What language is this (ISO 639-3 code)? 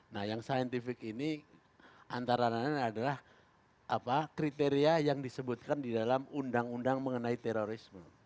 ind